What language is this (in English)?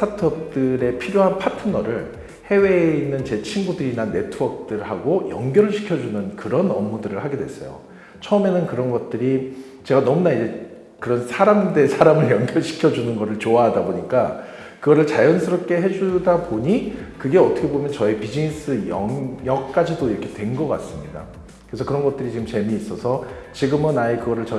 Korean